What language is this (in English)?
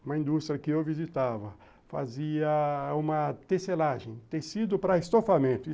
Portuguese